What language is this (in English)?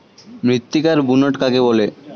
Bangla